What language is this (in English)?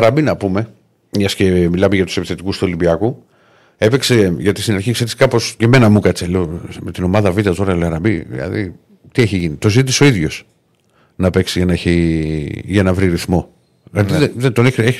Greek